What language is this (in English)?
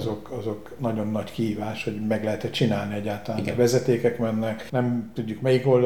Hungarian